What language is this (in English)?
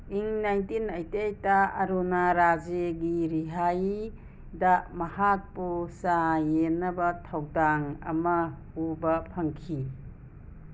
Manipuri